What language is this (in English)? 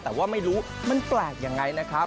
Thai